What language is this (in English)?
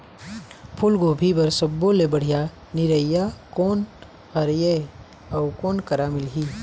Chhattisgarhi